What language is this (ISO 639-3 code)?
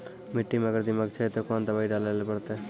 mai